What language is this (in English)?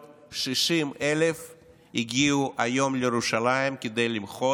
Hebrew